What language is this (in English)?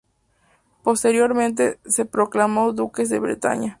Spanish